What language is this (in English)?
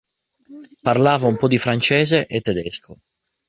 Italian